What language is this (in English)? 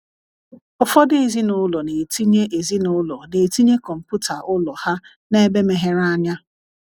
Igbo